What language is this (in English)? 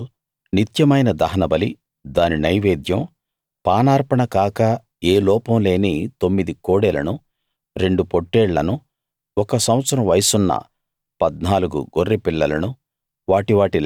Telugu